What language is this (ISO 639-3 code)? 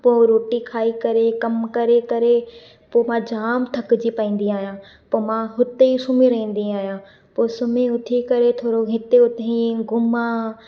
snd